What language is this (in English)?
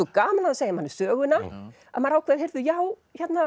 Icelandic